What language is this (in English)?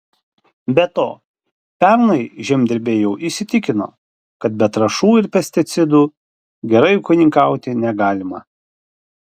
Lithuanian